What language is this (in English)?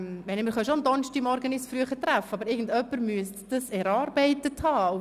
Swiss German